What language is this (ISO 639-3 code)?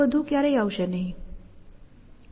guj